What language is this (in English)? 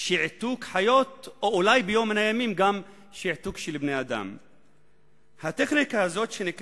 Hebrew